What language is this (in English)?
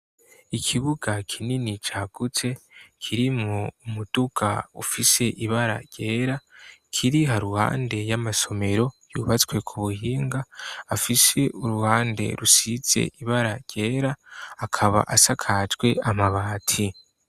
Rundi